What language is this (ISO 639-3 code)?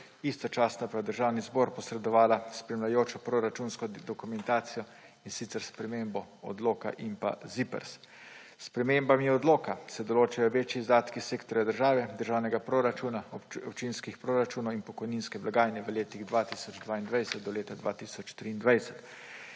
slv